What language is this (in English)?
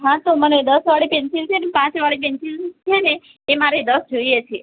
Gujarati